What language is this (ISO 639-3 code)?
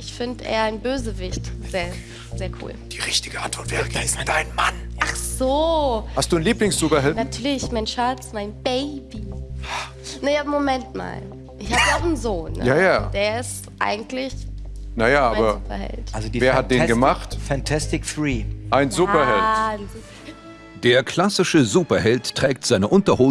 deu